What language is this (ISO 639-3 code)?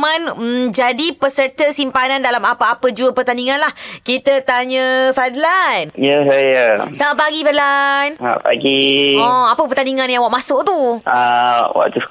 msa